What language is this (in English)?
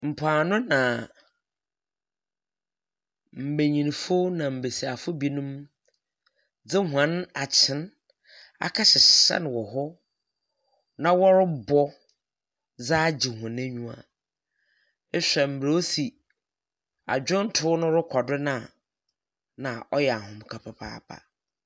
Akan